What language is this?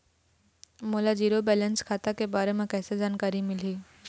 Chhattisgarhi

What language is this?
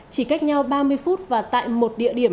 Vietnamese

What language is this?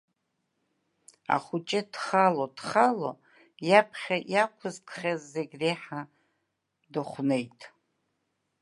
Abkhazian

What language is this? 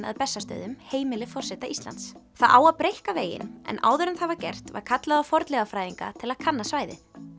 Icelandic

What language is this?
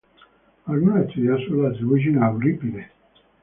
Spanish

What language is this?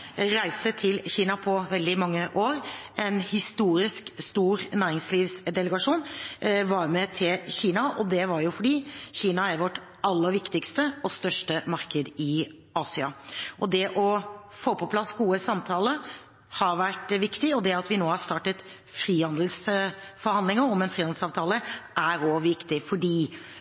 Norwegian Bokmål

